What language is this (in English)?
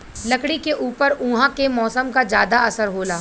Bhojpuri